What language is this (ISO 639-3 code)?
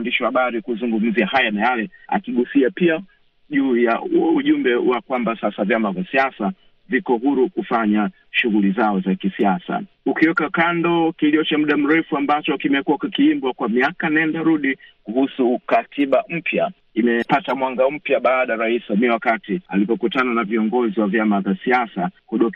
swa